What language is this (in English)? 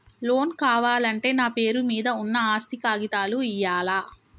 Telugu